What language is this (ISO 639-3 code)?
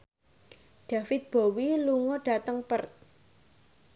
jav